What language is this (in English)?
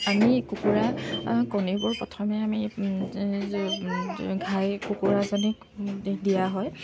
Assamese